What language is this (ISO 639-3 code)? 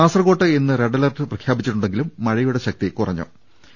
mal